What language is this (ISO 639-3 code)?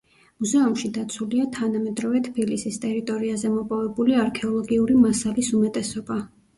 kat